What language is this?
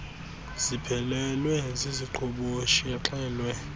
Xhosa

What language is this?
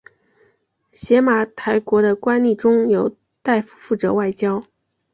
Chinese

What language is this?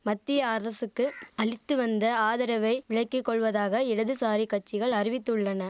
Tamil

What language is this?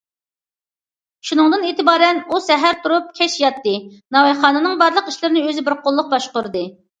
Uyghur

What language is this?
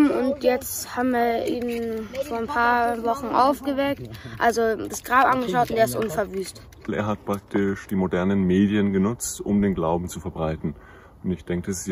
German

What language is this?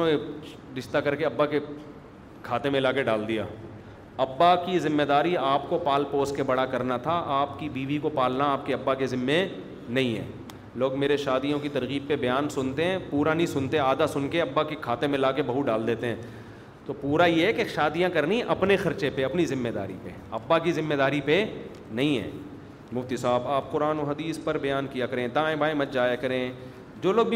Urdu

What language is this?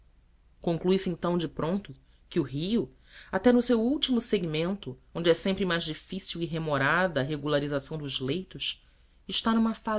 Portuguese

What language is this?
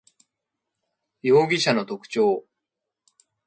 Japanese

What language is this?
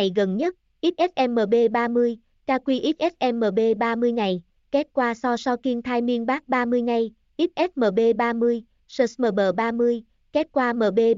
Vietnamese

